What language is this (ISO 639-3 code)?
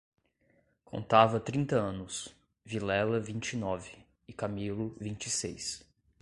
por